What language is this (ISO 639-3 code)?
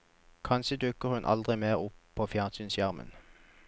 nor